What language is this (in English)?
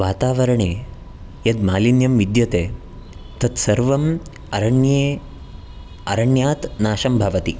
Sanskrit